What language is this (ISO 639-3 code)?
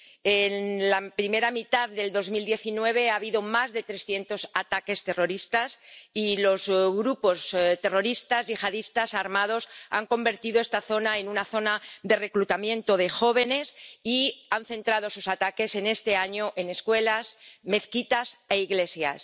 spa